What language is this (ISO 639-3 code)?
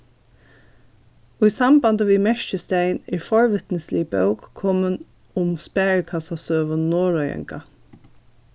fao